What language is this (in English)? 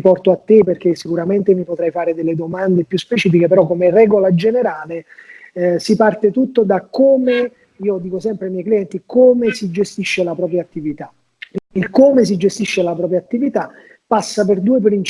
Italian